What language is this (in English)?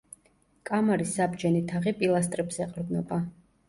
Georgian